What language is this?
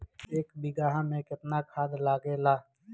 Bhojpuri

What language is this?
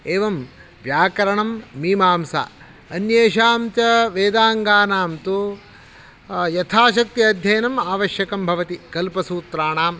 Sanskrit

